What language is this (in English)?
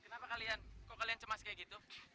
Indonesian